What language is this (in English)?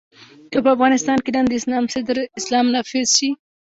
Pashto